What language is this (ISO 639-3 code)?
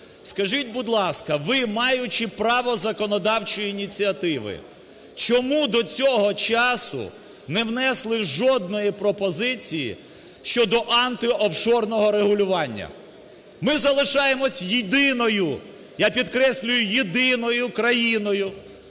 ukr